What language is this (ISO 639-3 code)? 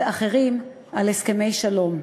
heb